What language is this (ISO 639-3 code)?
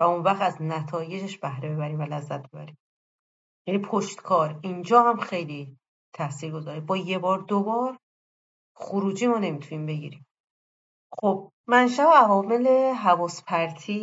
fas